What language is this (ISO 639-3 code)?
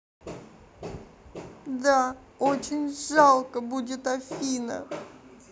rus